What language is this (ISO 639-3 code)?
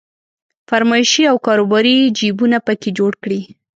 pus